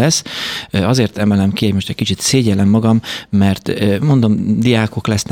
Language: Hungarian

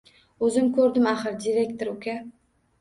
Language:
Uzbek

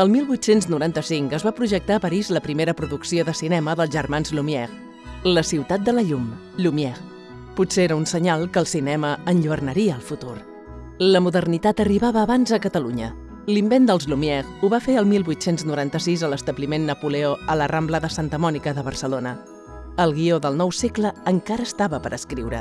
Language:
Catalan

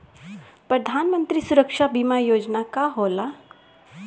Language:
Bhojpuri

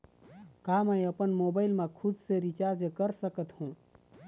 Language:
Chhattisgarhi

